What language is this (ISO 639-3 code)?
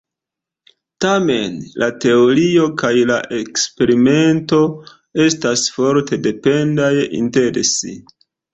epo